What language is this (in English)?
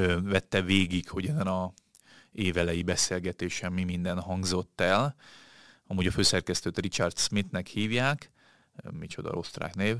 Hungarian